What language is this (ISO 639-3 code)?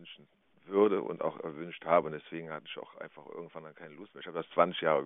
deu